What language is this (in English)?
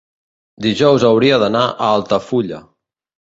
Catalan